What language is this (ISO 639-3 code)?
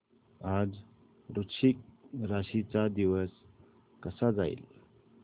mar